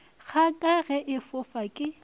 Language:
Northern Sotho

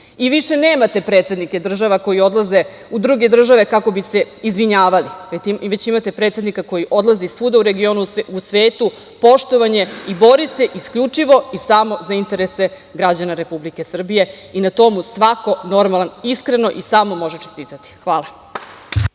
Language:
Serbian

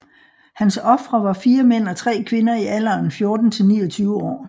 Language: Danish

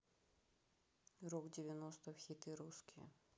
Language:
Russian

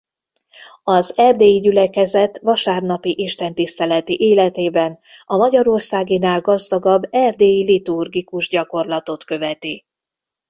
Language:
Hungarian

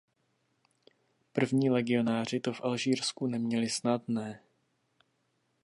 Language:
Czech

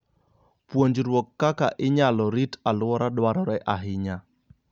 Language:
Luo (Kenya and Tanzania)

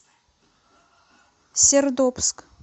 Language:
Russian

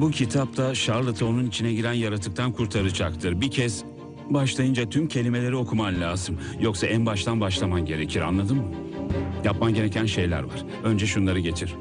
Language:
Turkish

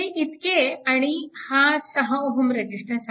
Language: Marathi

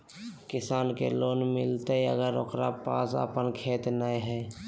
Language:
Magahi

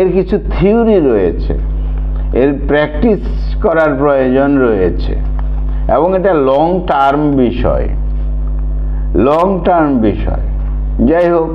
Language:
Bangla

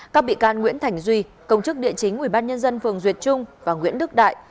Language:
Vietnamese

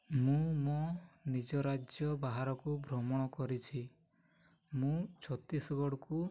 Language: Odia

